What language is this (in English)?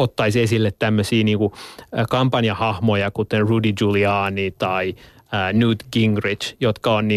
Finnish